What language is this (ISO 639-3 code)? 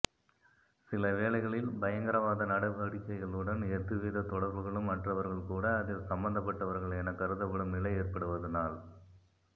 tam